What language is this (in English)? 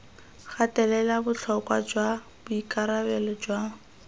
Tswana